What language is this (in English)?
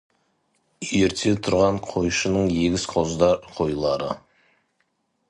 Kazakh